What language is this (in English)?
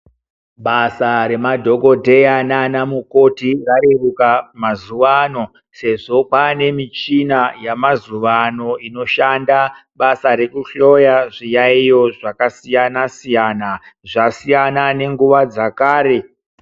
Ndau